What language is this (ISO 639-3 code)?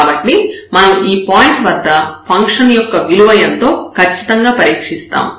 tel